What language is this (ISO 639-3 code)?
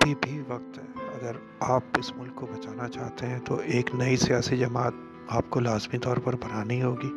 urd